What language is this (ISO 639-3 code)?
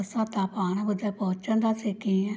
snd